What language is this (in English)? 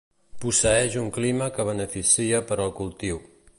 Catalan